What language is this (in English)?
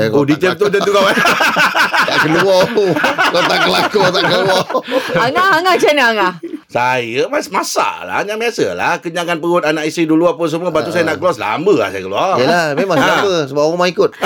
Malay